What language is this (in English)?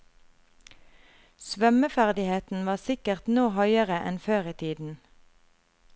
Norwegian